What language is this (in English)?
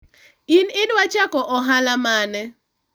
Luo (Kenya and Tanzania)